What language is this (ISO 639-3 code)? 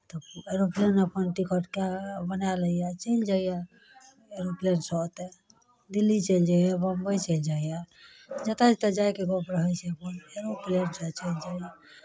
mai